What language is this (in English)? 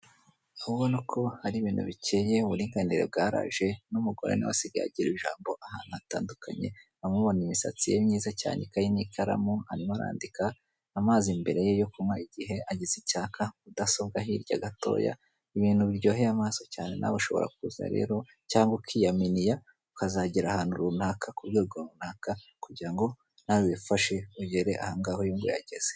Kinyarwanda